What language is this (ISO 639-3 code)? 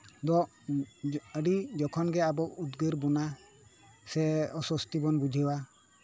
sat